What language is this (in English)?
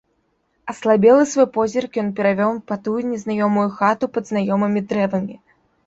Belarusian